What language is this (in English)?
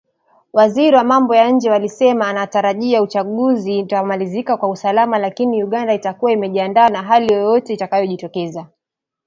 Swahili